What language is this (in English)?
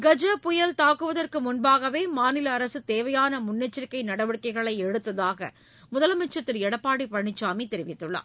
Tamil